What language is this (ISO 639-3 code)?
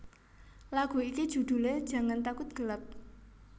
jav